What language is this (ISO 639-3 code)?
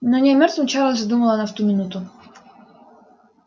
rus